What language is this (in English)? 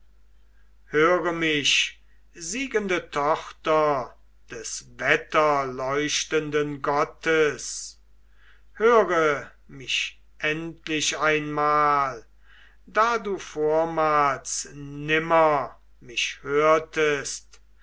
German